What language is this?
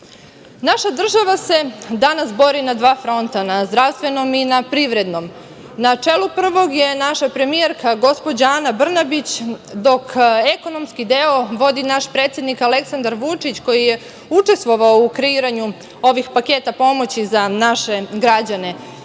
Serbian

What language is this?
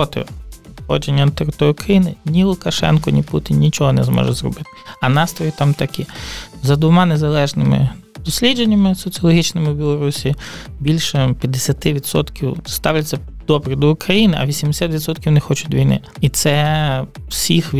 Ukrainian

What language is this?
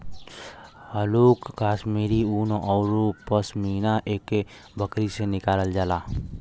Bhojpuri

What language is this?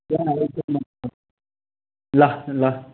Nepali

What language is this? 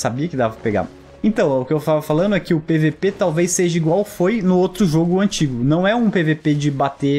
Portuguese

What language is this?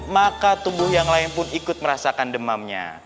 Indonesian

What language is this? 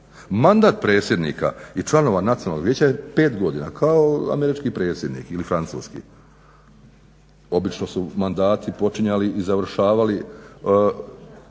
Croatian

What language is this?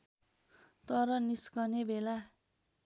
Nepali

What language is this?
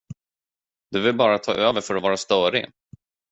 Swedish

